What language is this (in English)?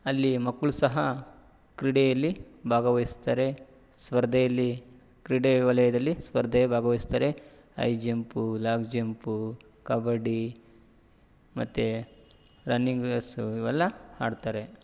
Kannada